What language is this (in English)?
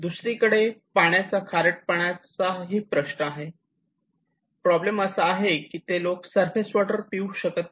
Marathi